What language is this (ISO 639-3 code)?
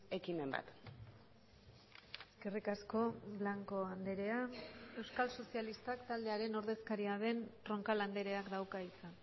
eus